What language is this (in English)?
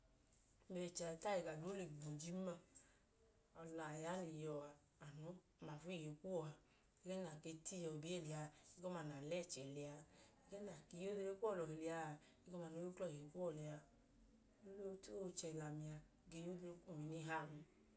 Idoma